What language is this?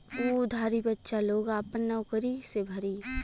Bhojpuri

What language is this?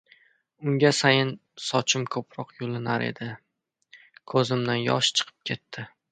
Uzbek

